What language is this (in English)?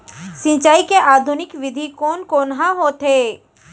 Chhattisgarhi